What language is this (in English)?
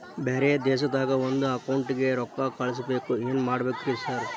Kannada